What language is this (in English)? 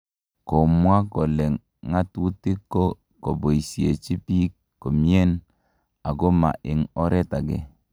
Kalenjin